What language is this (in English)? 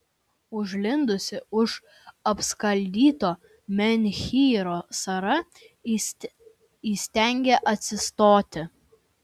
Lithuanian